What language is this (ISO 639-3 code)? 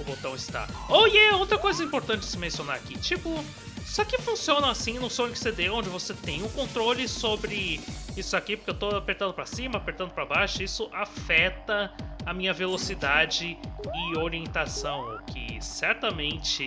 por